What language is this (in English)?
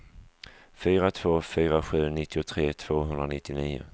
Swedish